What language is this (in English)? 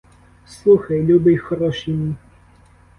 Ukrainian